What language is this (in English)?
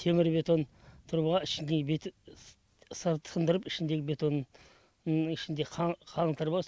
Kazakh